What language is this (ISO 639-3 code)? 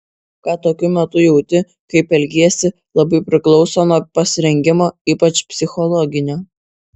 lit